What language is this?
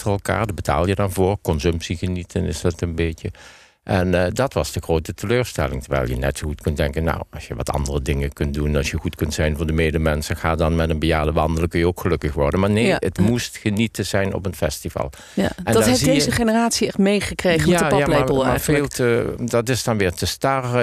Dutch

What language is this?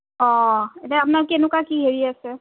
Assamese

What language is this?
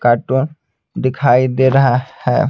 Hindi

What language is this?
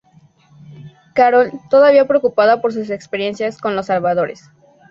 Spanish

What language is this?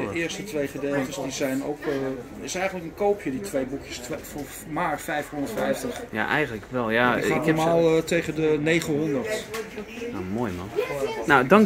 Dutch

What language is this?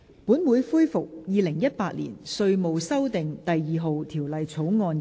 Cantonese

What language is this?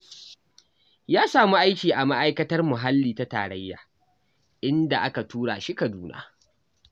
Hausa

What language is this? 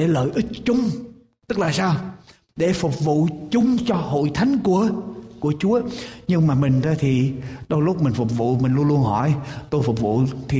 Vietnamese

